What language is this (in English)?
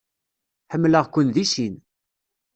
Kabyle